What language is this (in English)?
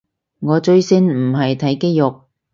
Cantonese